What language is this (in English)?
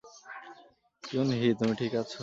Bangla